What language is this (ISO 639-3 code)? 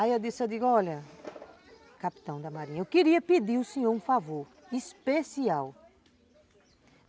por